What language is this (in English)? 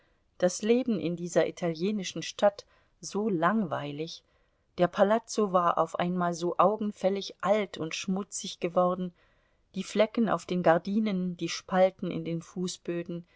German